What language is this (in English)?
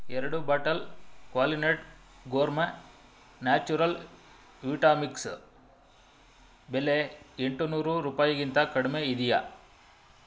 Kannada